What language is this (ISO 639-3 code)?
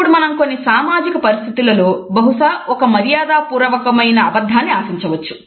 tel